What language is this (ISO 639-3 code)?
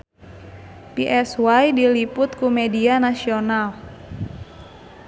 sun